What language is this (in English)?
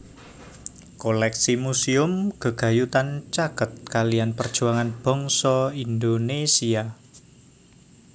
Javanese